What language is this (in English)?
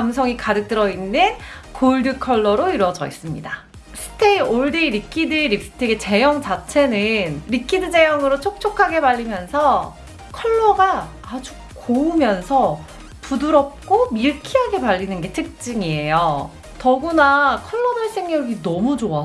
Korean